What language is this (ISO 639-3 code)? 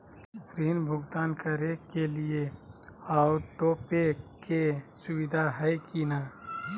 mag